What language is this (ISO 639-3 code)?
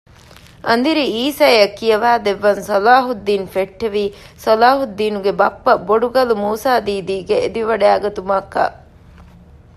div